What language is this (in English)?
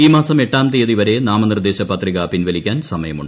Malayalam